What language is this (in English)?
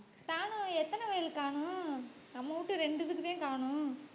Tamil